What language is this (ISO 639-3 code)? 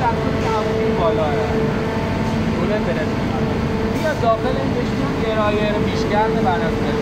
fas